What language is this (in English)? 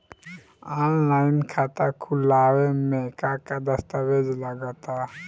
Bhojpuri